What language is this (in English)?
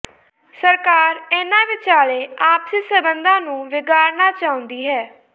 Punjabi